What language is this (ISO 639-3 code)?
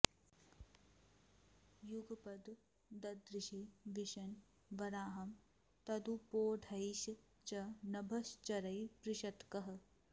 san